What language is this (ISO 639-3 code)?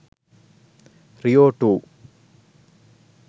sin